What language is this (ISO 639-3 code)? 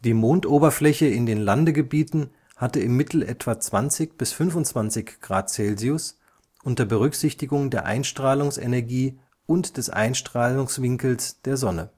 deu